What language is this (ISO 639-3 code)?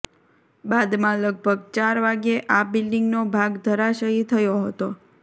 guj